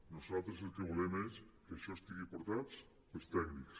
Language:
Catalan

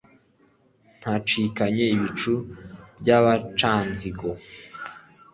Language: Kinyarwanda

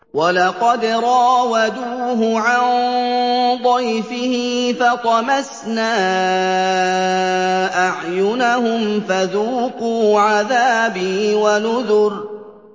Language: Arabic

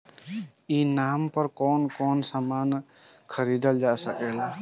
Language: Bhojpuri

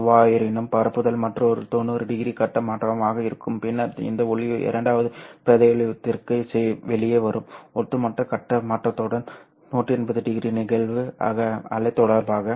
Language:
Tamil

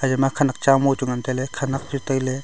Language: Wancho Naga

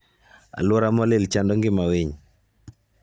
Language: Luo (Kenya and Tanzania)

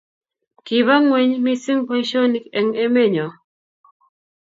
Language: Kalenjin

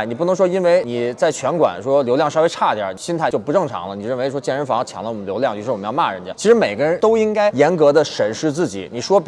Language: Chinese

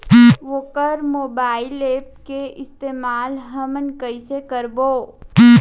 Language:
Chhattisgarhi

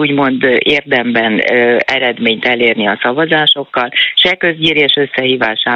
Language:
Hungarian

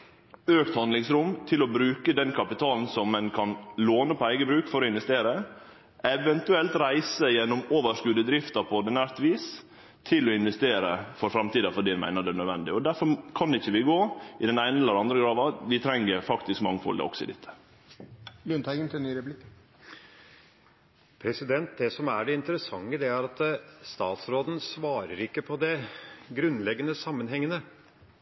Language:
Norwegian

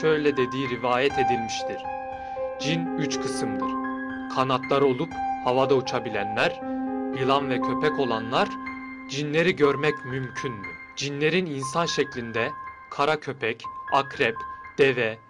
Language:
Turkish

